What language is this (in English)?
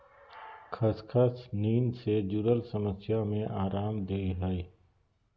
Magahi